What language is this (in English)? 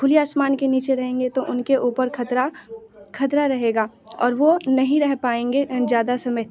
Hindi